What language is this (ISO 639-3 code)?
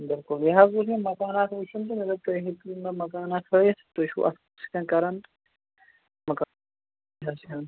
kas